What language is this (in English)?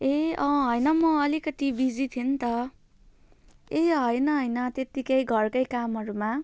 Nepali